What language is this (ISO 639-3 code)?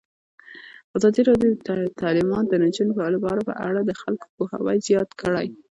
pus